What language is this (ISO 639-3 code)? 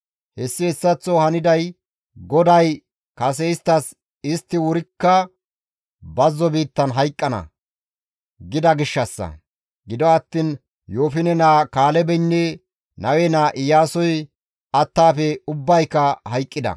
gmv